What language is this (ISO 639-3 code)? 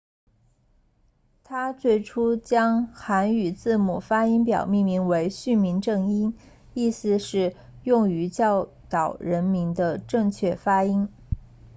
zho